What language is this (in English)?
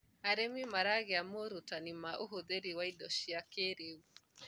Kikuyu